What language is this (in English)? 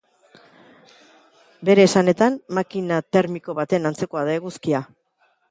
Basque